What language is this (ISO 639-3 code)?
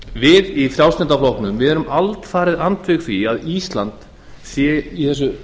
isl